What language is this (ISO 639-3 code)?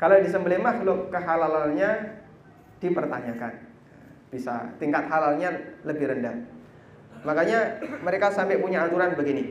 ind